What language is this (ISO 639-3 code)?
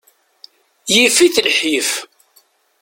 kab